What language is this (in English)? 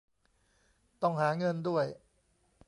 Thai